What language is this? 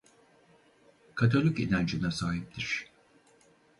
Turkish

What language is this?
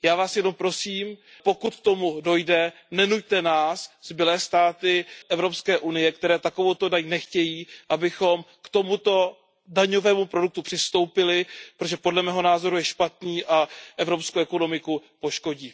Czech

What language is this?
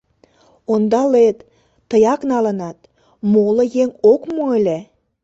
Mari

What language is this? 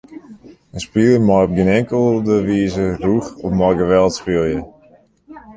Western Frisian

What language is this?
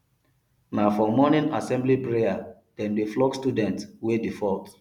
Nigerian Pidgin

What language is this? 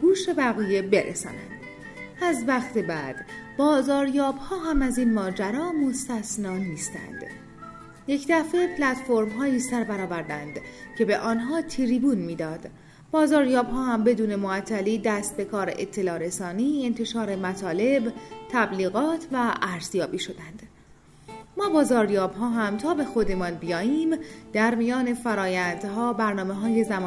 Persian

